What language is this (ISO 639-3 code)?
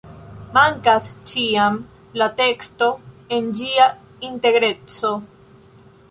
epo